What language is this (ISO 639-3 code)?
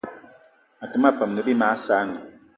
eto